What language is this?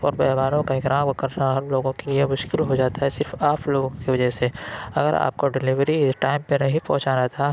Urdu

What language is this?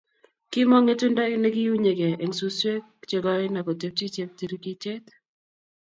Kalenjin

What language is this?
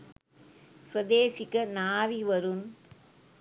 Sinhala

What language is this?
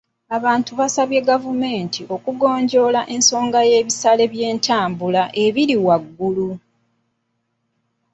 Ganda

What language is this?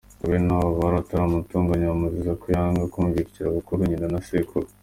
Kinyarwanda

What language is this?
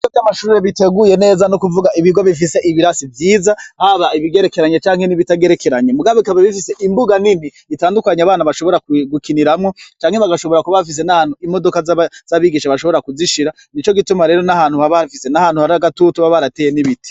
Rundi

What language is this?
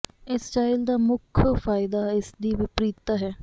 Punjabi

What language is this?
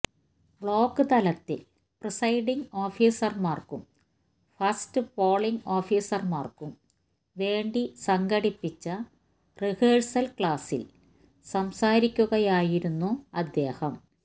Malayalam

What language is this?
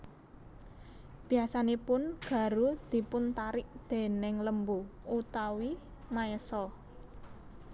Javanese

